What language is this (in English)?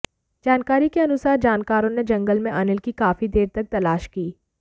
Hindi